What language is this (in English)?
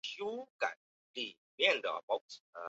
Chinese